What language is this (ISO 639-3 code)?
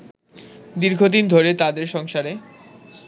ben